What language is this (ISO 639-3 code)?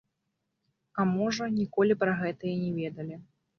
bel